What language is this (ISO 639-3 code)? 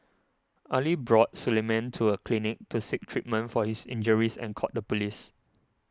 eng